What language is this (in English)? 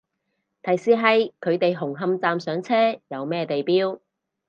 Cantonese